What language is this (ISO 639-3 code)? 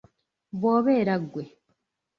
lug